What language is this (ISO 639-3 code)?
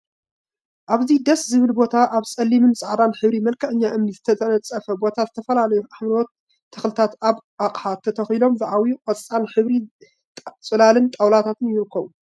tir